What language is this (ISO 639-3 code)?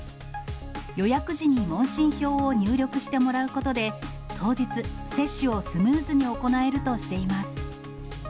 jpn